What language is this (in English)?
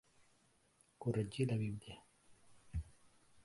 Catalan